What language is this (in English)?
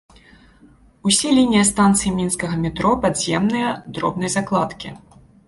Belarusian